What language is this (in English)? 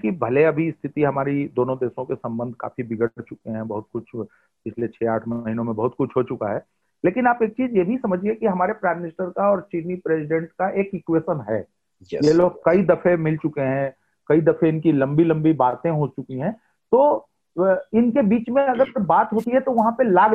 Hindi